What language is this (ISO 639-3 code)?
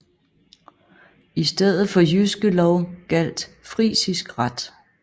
dan